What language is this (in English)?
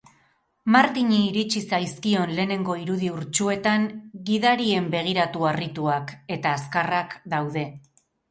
Basque